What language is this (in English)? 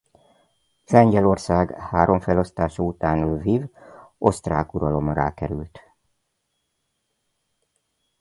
Hungarian